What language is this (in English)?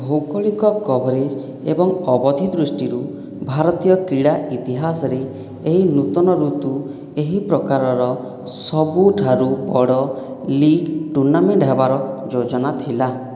Odia